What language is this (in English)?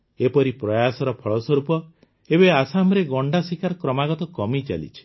Odia